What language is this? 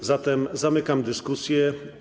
Polish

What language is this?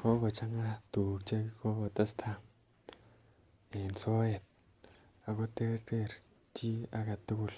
Kalenjin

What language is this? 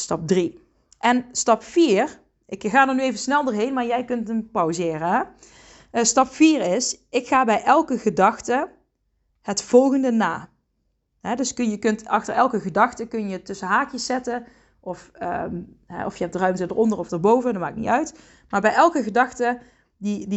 Dutch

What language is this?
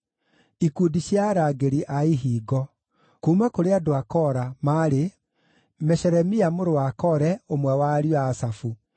Kikuyu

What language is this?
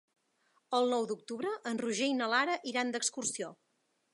Catalan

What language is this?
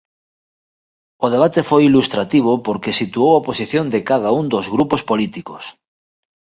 Galician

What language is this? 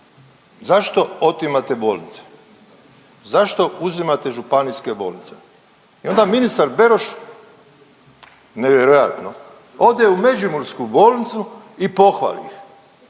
Croatian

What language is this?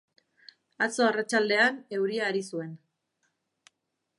Basque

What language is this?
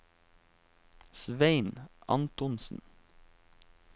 Norwegian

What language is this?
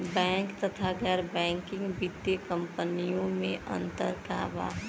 Bhojpuri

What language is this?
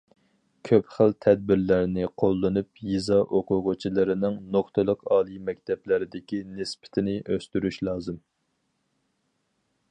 Uyghur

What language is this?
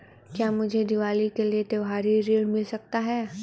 Hindi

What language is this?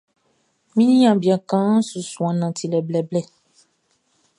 Baoulé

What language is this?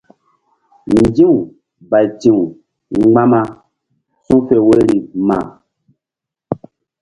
Mbum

